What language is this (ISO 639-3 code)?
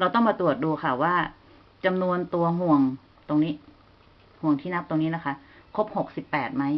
tha